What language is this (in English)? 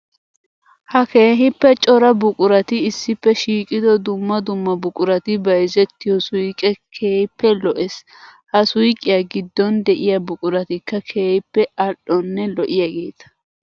Wolaytta